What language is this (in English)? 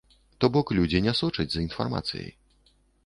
Belarusian